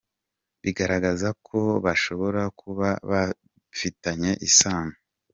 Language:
Kinyarwanda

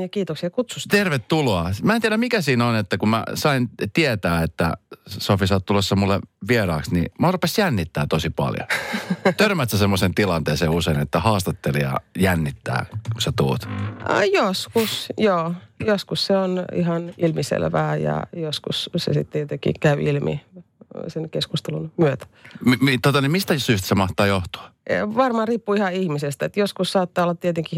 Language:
Finnish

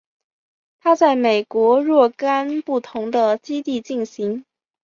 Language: Chinese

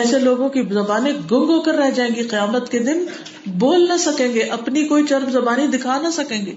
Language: Urdu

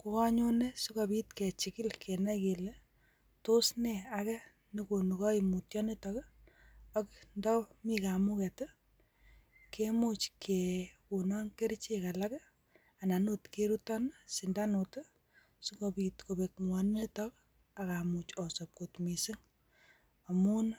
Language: Kalenjin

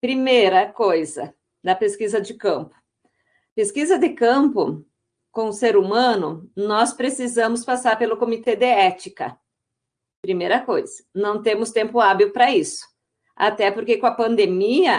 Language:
Portuguese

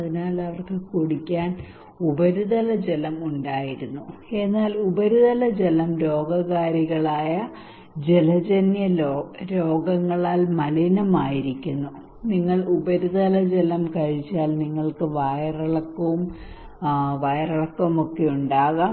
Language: Malayalam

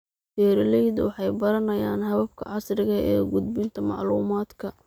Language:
Somali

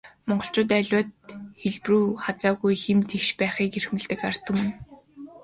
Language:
Mongolian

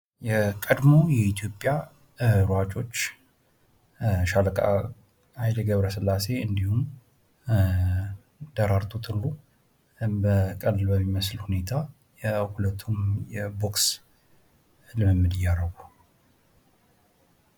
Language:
Amharic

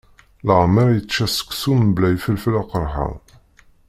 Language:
Kabyle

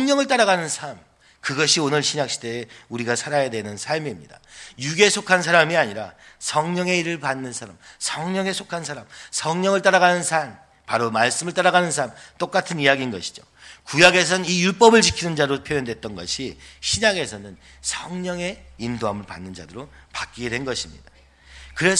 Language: Korean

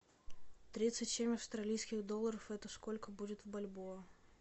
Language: Russian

